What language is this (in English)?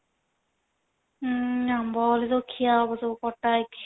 Odia